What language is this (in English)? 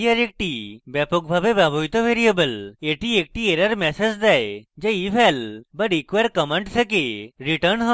Bangla